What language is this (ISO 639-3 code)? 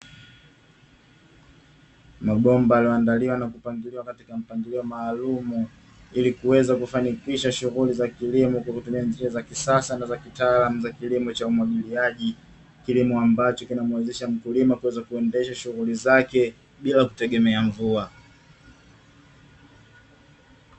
swa